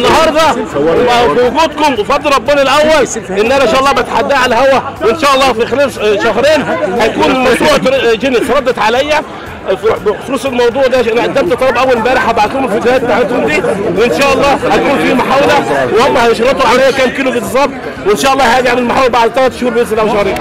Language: Arabic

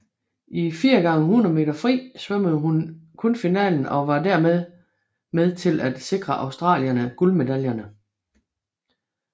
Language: Danish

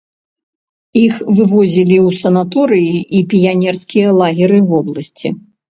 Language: Belarusian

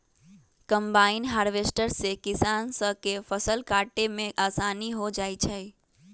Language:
Magahi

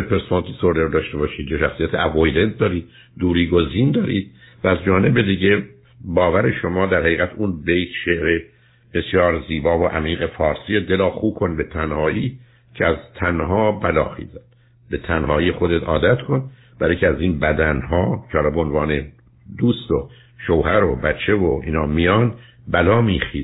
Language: Persian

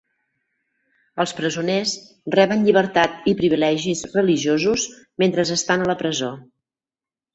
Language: Catalan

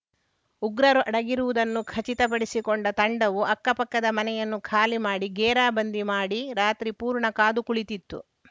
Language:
Kannada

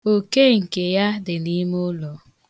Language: Igbo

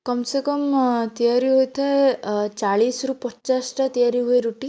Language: Odia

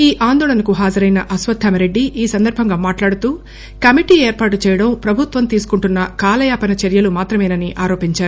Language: Telugu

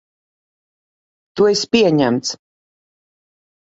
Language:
Latvian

